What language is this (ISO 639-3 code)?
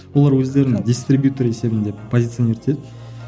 kaz